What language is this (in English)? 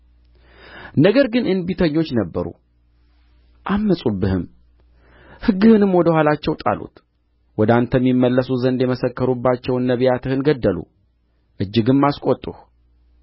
Amharic